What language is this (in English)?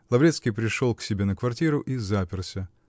Russian